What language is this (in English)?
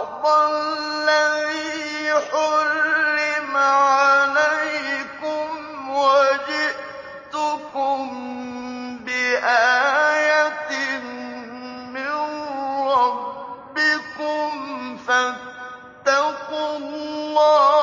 Arabic